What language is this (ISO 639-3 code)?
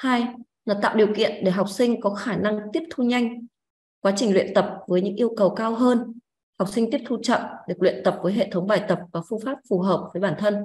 vie